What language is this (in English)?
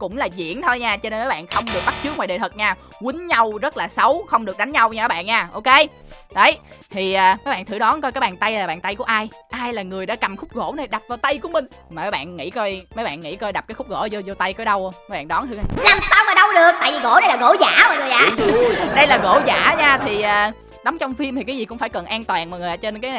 Vietnamese